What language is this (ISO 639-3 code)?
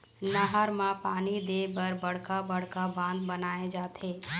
hne